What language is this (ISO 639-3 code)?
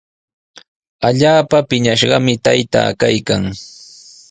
qws